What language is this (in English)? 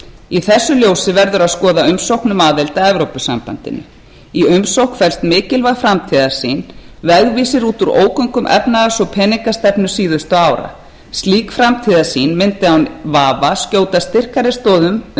Icelandic